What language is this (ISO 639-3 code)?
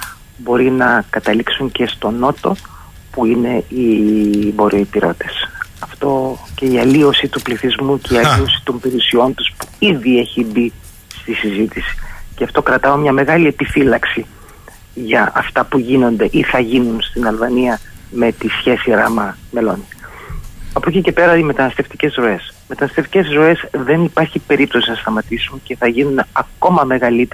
ell